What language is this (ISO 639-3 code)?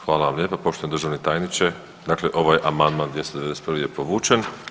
hrv